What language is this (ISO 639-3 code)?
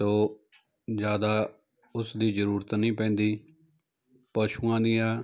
pan